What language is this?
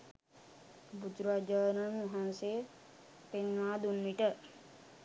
Sinhala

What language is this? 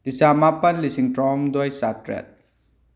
Manipuri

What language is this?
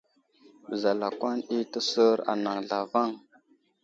Wuzlam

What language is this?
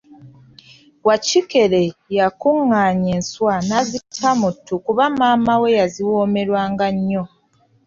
Ganda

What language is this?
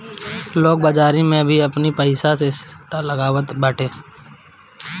Bhojpuri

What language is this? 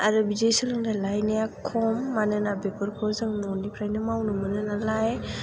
Bodo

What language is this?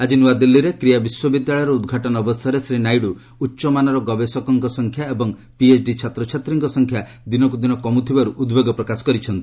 Odia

